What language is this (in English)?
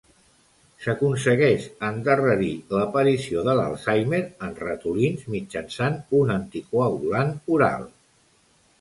Catalan